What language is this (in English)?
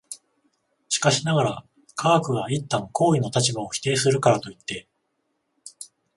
Japanese